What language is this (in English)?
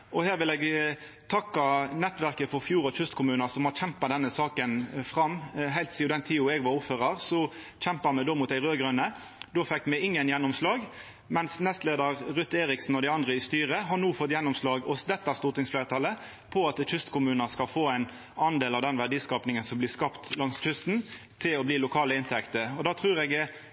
Norwegian Nynorsk